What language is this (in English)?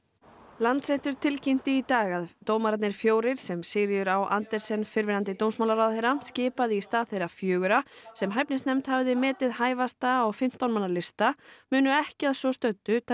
Icelandic